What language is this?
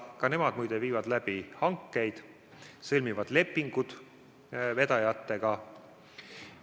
Estonian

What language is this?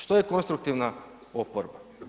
Croatian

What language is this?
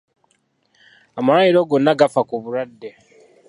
Ganda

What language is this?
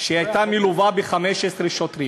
Hebrew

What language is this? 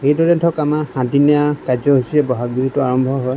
Assamese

